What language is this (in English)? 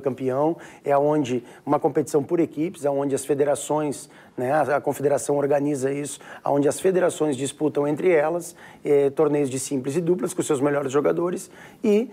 Portuguese